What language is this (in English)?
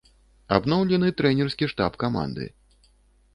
Belarusian